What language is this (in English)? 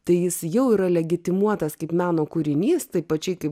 Lithuanian